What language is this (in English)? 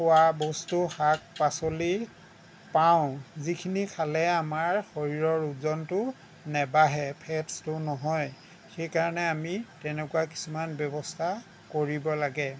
Assamese